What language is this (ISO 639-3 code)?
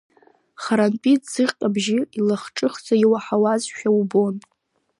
abk